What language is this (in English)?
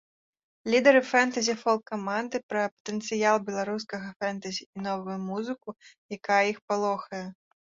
Belarusian